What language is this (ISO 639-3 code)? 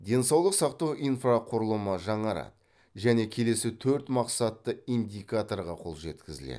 kaz